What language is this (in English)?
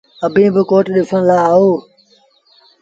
Sindhi Bhil